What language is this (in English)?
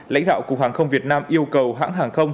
Vietnamese